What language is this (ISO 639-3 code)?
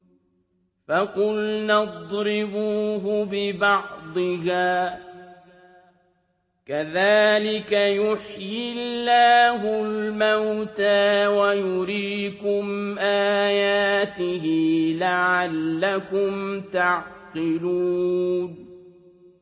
ara